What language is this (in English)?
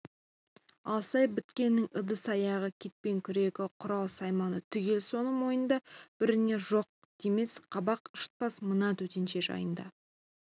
Kazakh